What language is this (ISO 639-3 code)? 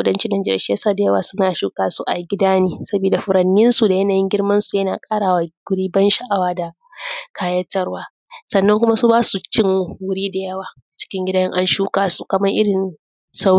hau